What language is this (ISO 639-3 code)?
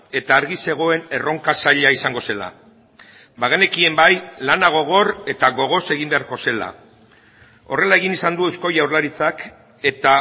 eus